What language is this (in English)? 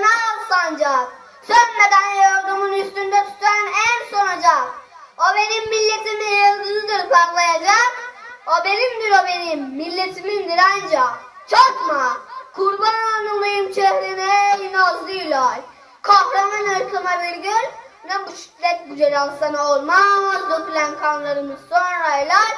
Turkish